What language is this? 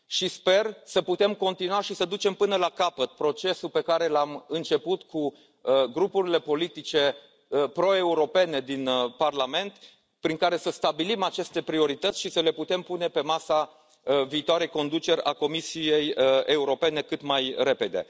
Romanian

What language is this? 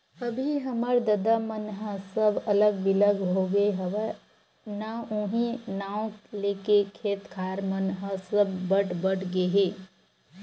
Chhattisgarhi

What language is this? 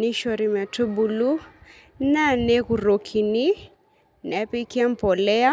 Masai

